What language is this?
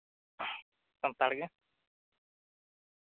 Santali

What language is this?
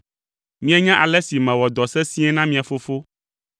Ewe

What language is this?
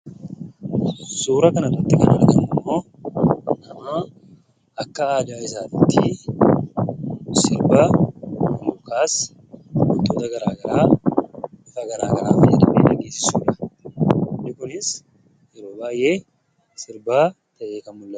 Oromo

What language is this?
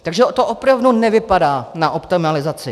Czech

